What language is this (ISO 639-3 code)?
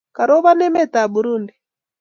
kln